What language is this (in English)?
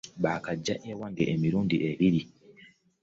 Ganda